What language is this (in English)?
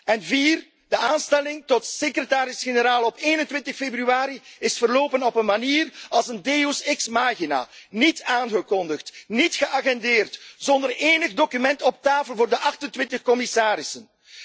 Dutch